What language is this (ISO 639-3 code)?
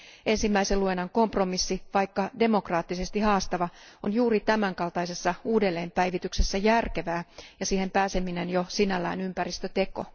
fin